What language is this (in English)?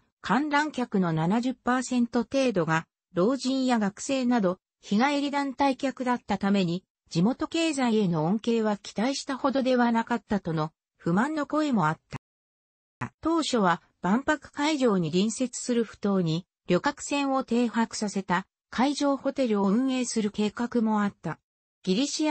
Japanese